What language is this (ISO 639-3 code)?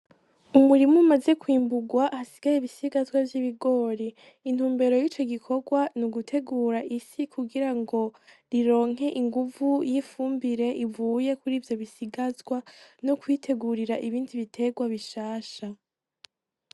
run